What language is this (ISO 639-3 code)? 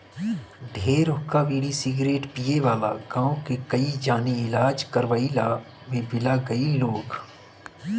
bho